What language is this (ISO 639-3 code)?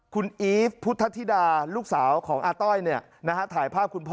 tha